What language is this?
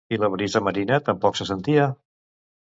Catalan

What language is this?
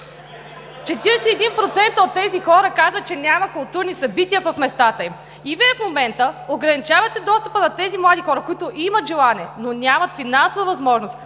Bulgarian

